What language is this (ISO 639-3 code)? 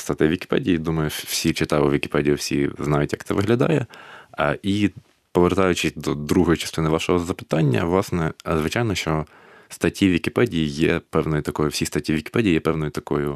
ukr